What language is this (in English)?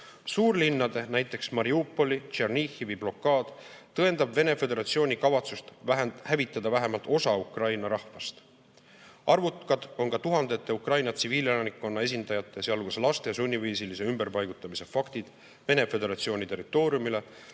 Estonian